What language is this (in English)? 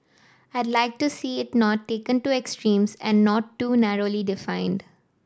English